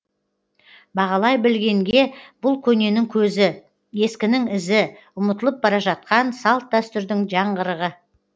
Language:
Kazakh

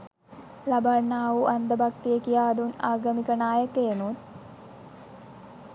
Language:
Sinhala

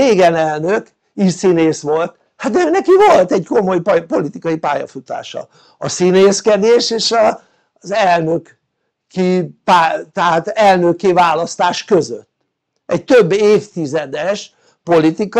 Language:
Hungarian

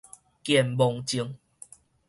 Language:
Min Nan Chinese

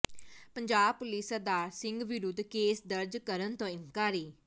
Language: Punjabi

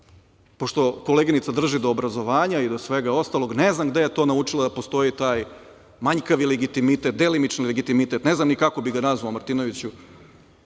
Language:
Serbian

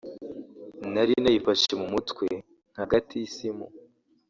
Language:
Kinyarwanda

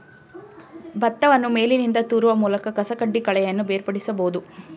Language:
Kannada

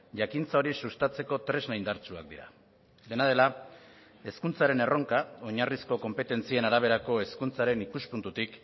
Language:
Basque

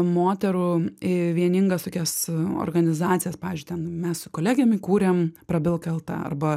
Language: Lithuanian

